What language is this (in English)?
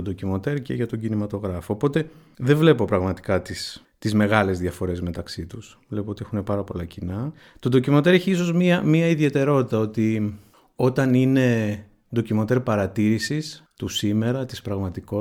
Greek